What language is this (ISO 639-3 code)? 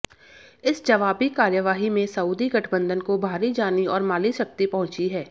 hin